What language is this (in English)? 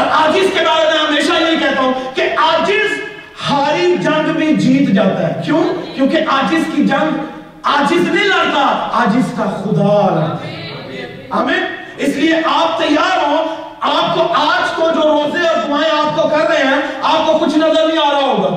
Urdu